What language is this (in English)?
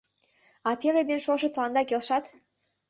Mari